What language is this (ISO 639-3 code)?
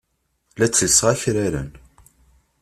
kab